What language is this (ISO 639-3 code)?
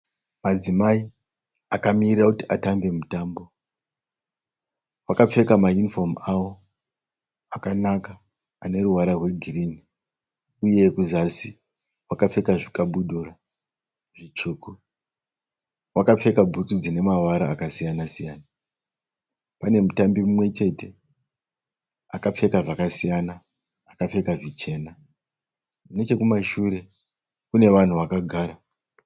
sna